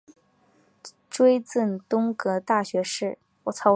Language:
Chinese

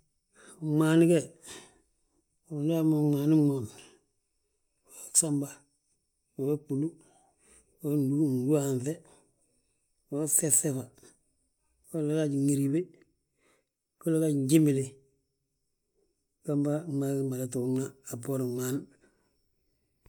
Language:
Balanta-Ganja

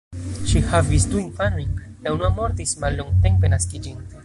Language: Esperanto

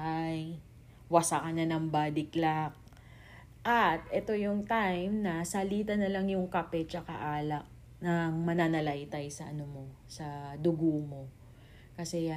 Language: Filipino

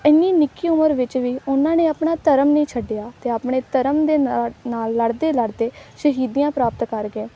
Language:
Punjabi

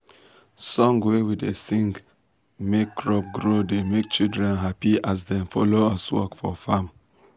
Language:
Nigerian Pidgin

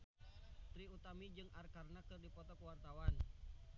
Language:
Sundanese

